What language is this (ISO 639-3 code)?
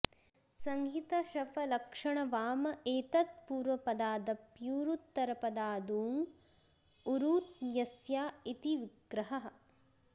san